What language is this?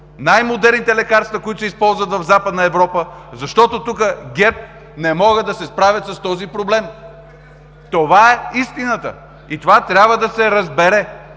Bulgarian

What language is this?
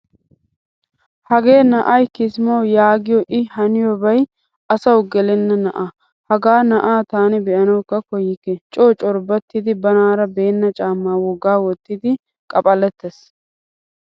Wolaytta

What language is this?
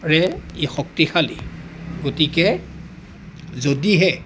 Assamese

